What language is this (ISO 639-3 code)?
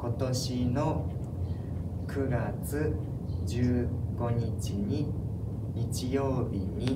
jpn